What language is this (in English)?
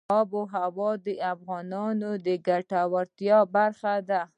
Pashto